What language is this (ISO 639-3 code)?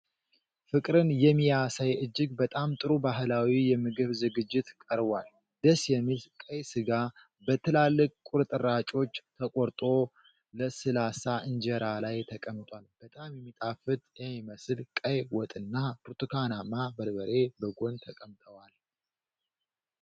amh